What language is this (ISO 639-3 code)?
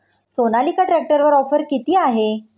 mar